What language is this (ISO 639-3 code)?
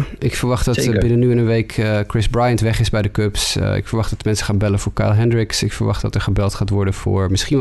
nld